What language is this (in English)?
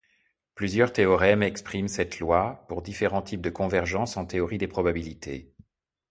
French